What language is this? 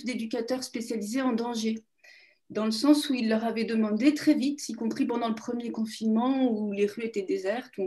French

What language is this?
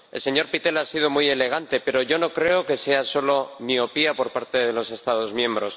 Spanish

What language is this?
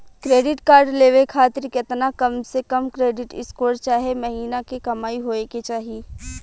Bhojpuri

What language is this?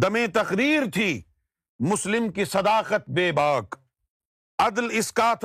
Urdu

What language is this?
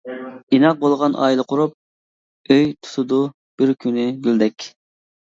Uyghur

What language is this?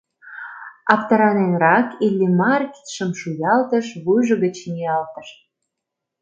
Mari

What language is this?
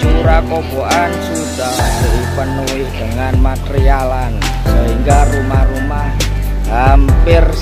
Indonesian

